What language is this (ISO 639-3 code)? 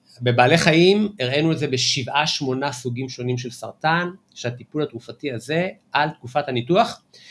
heb